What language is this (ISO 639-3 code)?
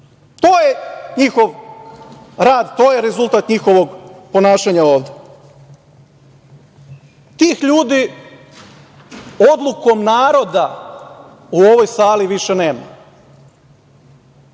srp